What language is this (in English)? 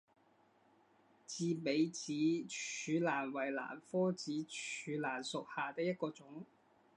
Chinese